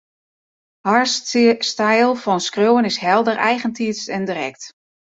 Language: Western Frisian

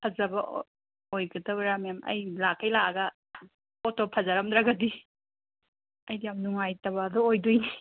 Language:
Manipuri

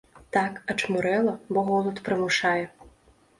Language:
Belarusian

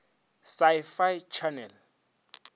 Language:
Northern Sotho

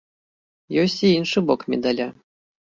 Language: Belarusian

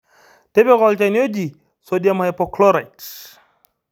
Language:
Masai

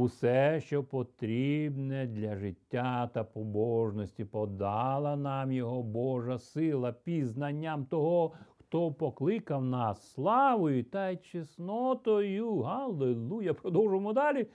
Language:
Ukrainian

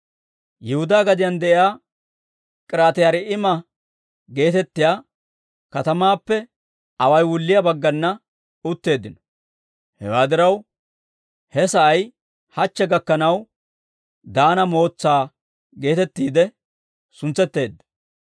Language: Dawro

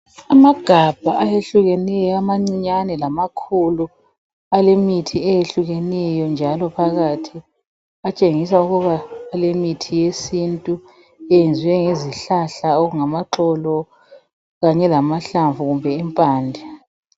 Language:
North Ndebele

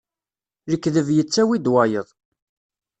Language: Kabyle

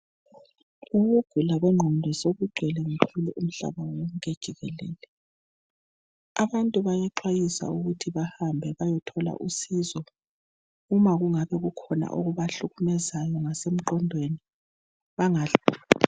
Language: North Ndebele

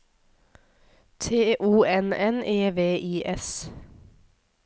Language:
Norwegian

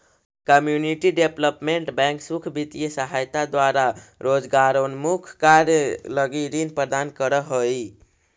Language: Magahi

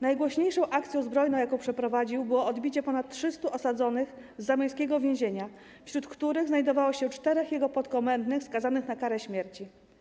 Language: Polish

